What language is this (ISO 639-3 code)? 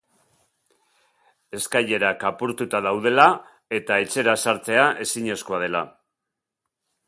eus